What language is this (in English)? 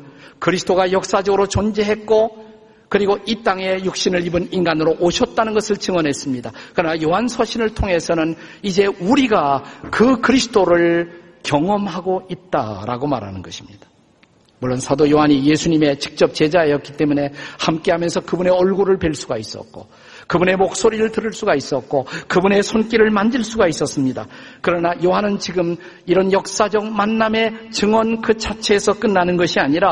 Korean